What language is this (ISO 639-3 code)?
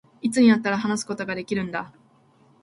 jpn